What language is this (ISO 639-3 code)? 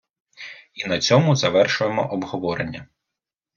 ukr